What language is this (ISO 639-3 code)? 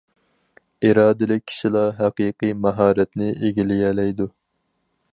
uig